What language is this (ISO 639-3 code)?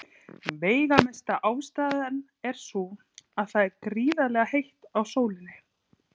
isl